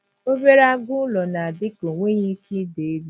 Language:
Igbo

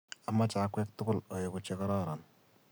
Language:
Kalenjin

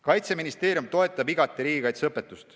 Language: Estonian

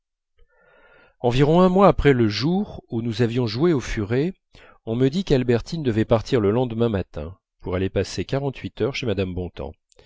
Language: French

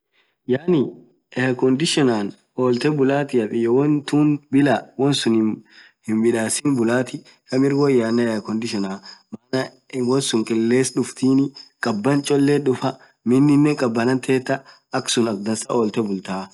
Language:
Orma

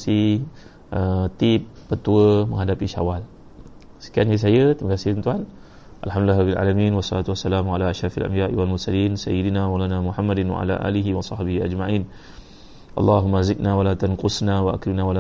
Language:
Malay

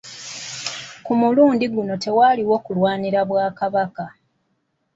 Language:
Ganda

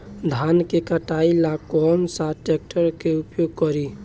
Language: Bhojpuri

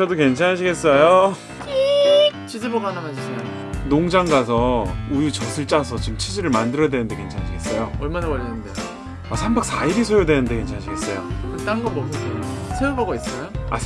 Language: Korean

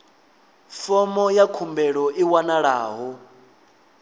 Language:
Venda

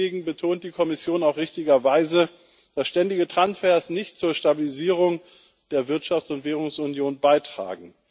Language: German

